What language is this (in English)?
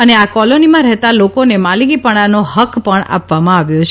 Gujarati